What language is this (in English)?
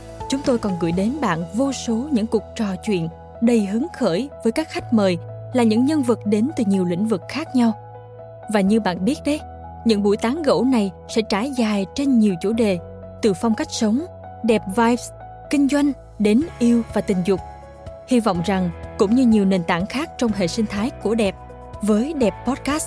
Vietnamese